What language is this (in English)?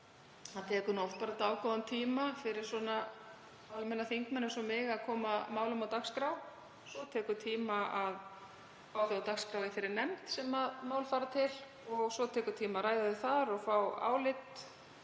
Icelandic